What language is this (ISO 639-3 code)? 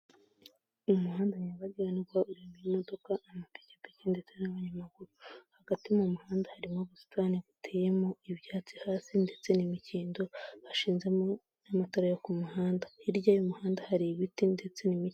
kin